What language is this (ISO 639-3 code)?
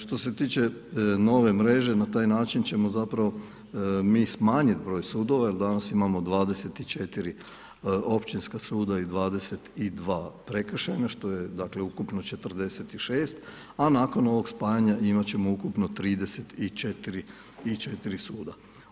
hrv